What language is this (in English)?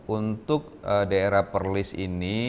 Indonesian